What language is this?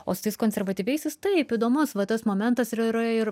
Lithuanian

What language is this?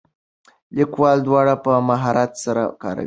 Pashto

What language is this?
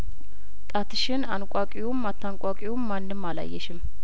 Amharic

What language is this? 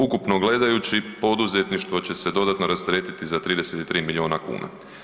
Croatian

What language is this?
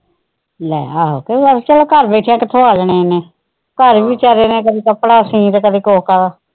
Punjabi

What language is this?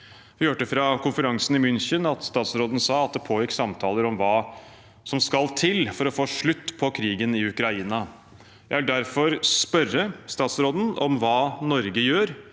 Norwegian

